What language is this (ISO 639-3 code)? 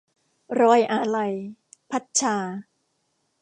tha